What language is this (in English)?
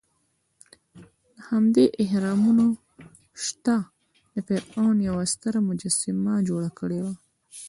Pashto